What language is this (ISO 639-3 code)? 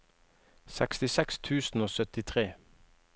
nor